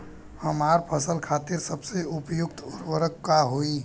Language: Bhojpuri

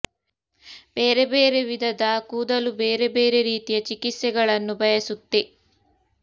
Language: Kannada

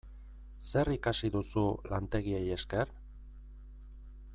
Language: Basque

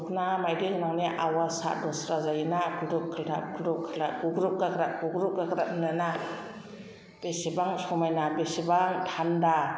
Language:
Bodo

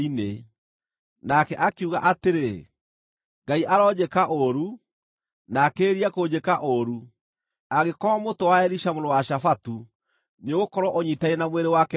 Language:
Kikuyu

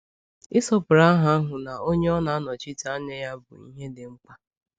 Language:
Igbo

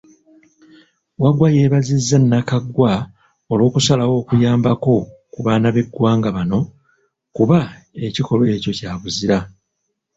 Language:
Ganda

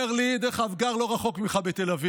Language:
Hebrew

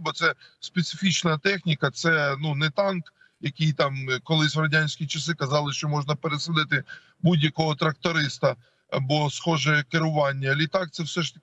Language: Ukrainian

